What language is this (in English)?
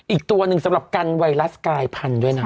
Thai